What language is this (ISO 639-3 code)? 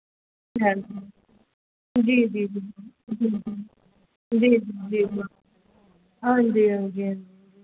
doi